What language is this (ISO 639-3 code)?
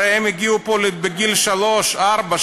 heb